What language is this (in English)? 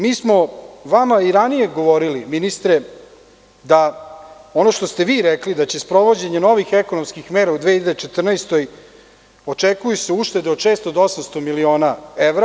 Serbian